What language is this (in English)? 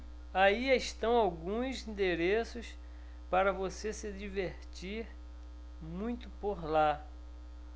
Portuguese